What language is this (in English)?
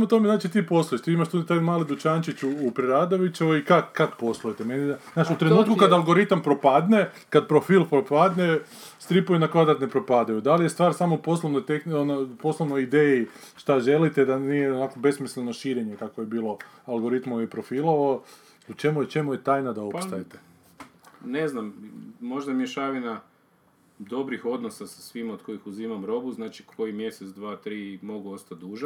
Croatian